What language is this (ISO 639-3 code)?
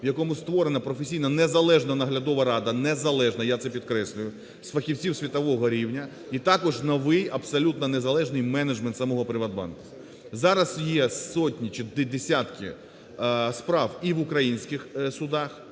ukr